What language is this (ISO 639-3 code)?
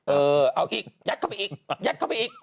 tha